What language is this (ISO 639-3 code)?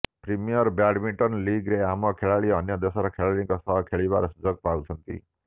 ori